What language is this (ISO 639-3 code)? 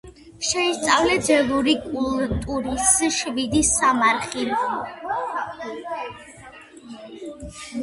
kat